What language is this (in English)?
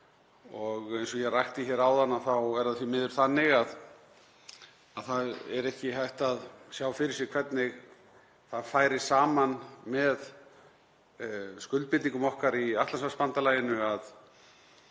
Icelandic